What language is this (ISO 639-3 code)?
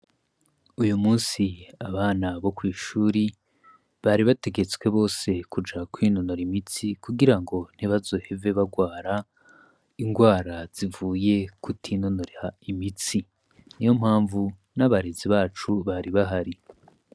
run